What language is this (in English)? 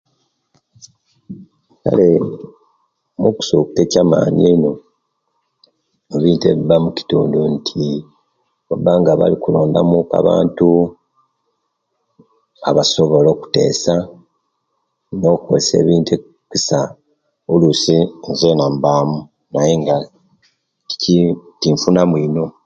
Kenyi